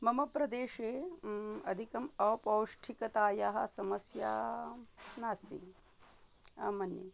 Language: Sanskrit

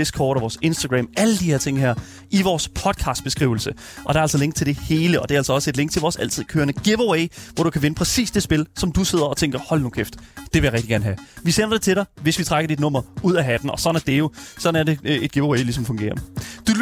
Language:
Danish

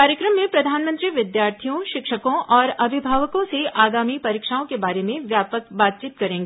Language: Hindi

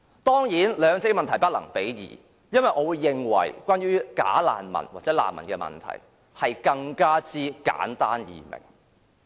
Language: Cantonese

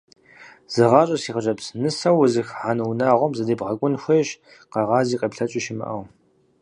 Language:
Kabardian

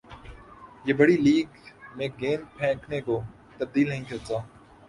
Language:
Urdu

